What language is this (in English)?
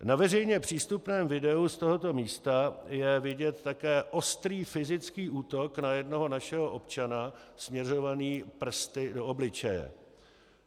Czech